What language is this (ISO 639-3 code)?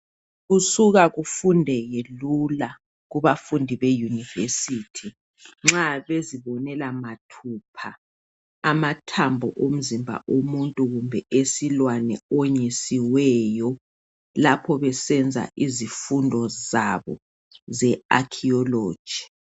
nde